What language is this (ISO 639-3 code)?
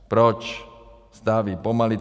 ces